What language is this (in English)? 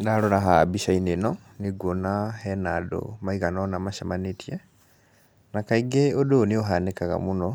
Kikuyu